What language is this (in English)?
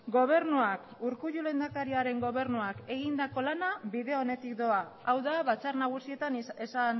Basque